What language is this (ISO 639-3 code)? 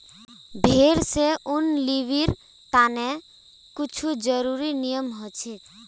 mag